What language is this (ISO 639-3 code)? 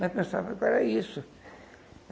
por